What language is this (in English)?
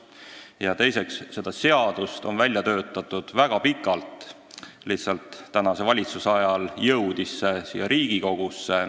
Estonian